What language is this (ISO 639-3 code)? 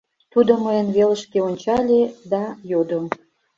chm